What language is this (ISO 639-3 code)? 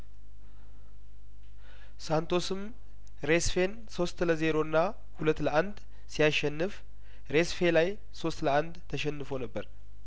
amh